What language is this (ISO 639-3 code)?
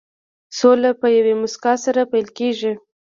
pus